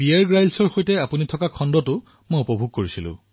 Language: Assamese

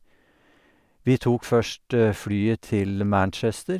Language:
Norwegian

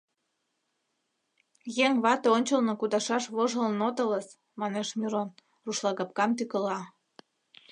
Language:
Mari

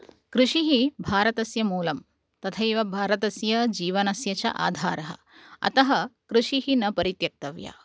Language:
Sanskrit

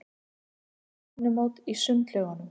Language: Icelandic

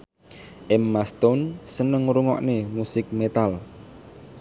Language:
Javanese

